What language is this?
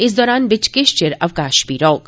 Dogri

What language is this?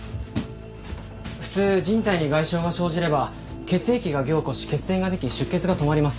Japanese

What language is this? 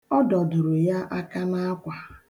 Igbo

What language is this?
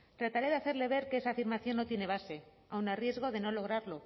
Spanish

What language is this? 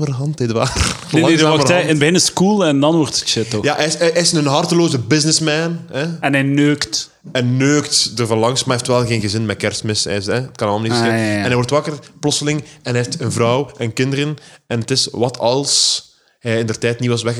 Dutch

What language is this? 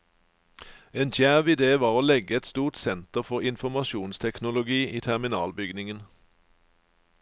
Norwegian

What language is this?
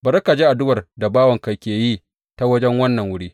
Hausa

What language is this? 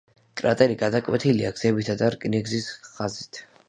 Georgian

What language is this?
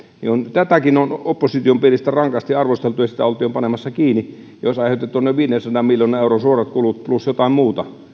Finnish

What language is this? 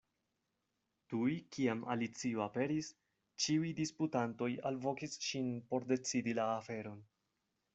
Esperanto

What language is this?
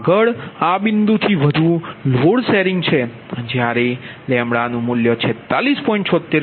Gujarati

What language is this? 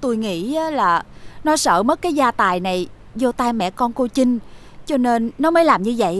Vietnamese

